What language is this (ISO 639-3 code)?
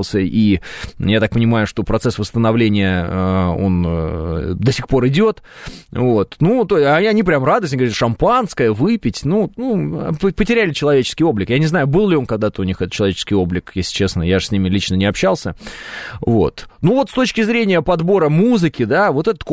rus